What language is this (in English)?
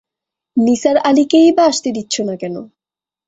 Bangla